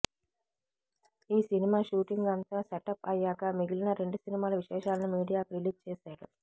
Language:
Telugu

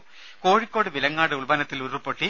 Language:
Malayalam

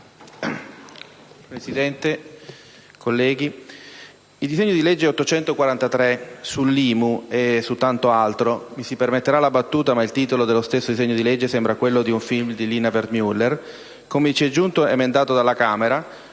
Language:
Italian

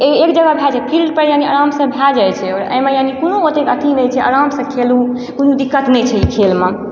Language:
Maithili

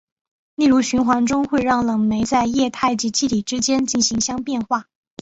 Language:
Chinese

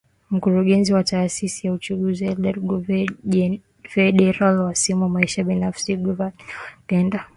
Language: Swahili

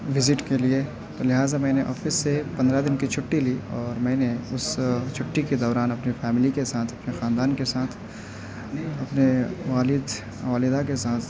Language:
Urdu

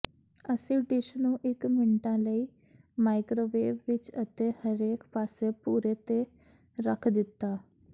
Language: Punjabi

